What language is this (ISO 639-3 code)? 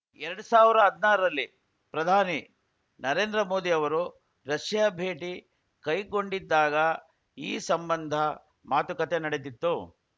kan